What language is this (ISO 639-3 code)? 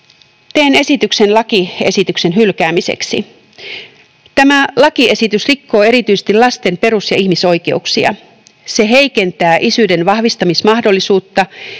fin